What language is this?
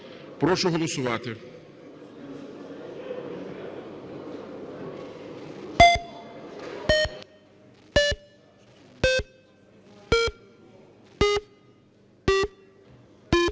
Ukrainian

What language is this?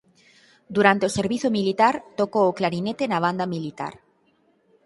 Galician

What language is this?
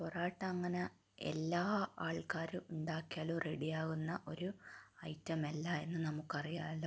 Malayalam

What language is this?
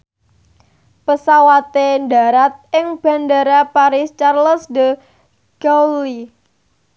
Javanese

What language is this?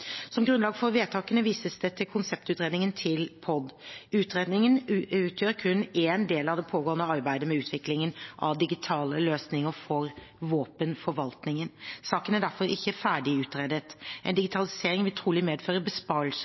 Norwegian Bokmål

